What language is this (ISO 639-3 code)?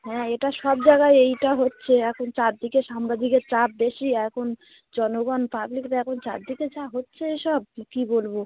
ben